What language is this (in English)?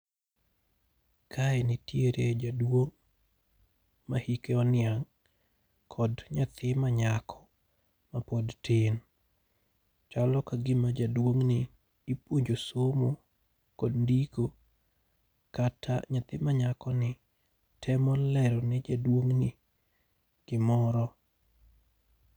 Luo (Kenya and Tanzania)